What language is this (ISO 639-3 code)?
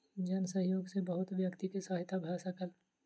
mai